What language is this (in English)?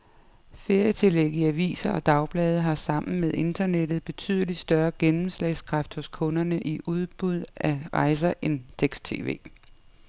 Danish